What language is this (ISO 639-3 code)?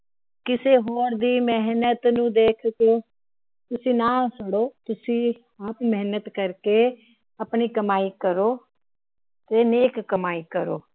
pan